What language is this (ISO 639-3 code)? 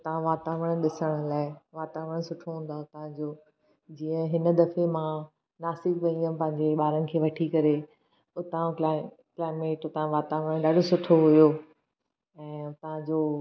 snd